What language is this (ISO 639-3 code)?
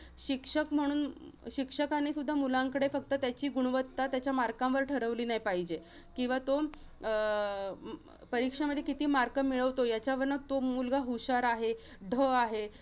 mar